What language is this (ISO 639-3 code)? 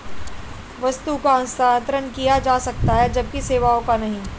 hin